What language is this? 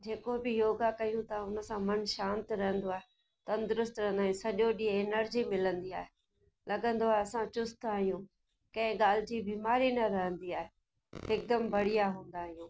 Sindhi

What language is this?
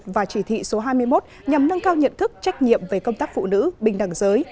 Vietnamese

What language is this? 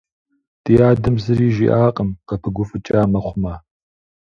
Kabardian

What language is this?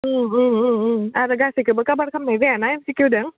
Bodo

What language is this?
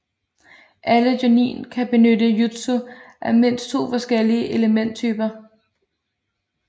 Danish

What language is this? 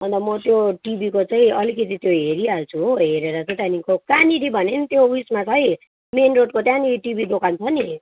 Nepali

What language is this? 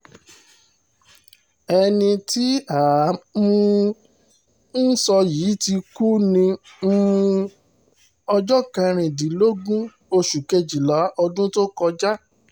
Yoruba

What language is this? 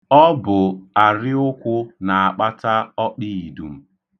Igbo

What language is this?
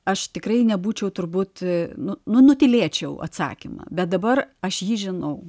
Lithuanian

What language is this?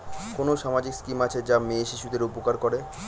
Bangla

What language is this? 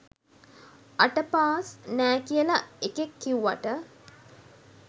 Sinhala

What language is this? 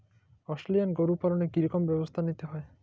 Bangla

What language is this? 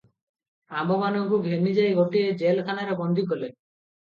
Odia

